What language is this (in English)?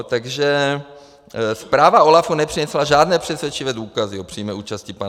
Czech